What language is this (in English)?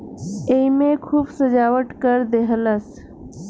Bhojpuri